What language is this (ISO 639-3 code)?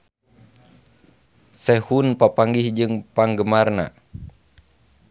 sun